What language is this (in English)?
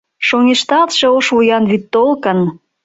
Mari